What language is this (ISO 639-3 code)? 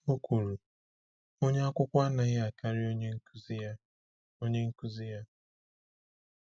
ibo